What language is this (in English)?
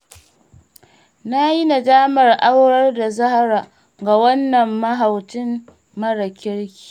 Hausa